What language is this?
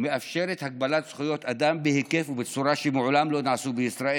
Hebrew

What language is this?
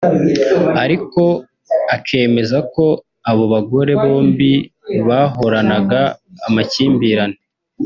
Kinyarwanda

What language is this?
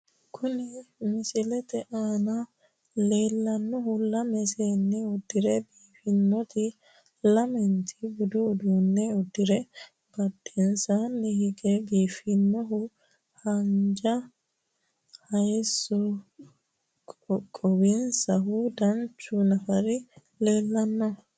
Sidamo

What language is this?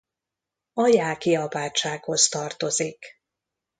Hungarian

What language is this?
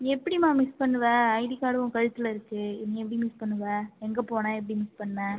Tamil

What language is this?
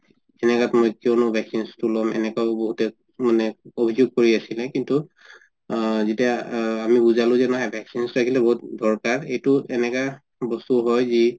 Assamese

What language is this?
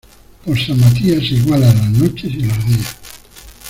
Spanish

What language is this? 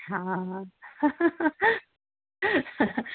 Sanskrit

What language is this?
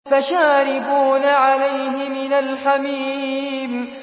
Arabic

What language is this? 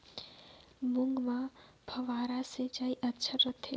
Chhattisgarhi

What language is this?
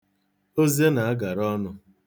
Igbo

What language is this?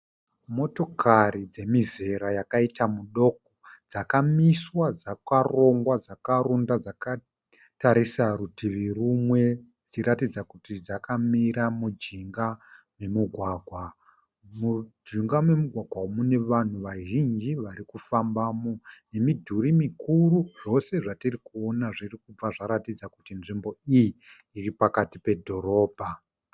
Shona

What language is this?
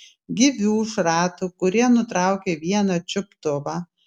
Lithuanian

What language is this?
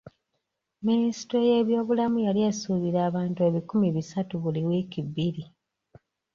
Ganda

